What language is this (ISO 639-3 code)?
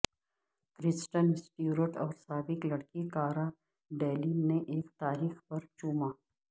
urd